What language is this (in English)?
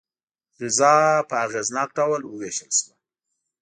Pashto